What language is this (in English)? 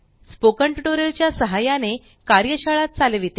Marathi